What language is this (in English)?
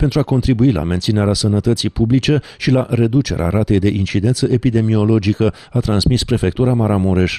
Romanian